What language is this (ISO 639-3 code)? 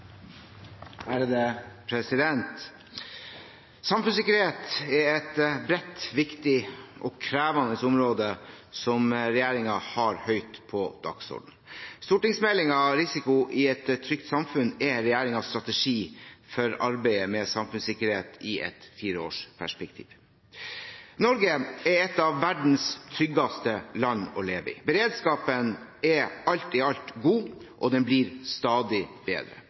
nor